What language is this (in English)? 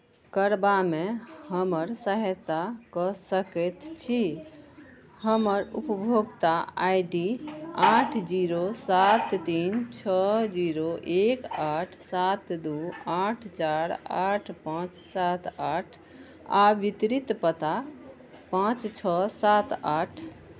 Maithili